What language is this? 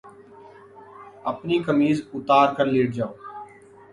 Urdu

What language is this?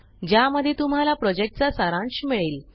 Marathi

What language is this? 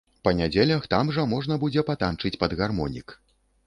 Belarusian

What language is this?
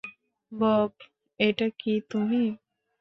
Bangla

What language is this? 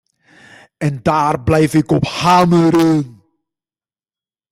Dutch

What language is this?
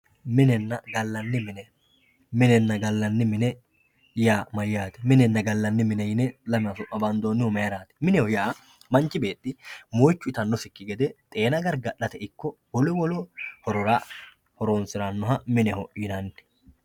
Sidamo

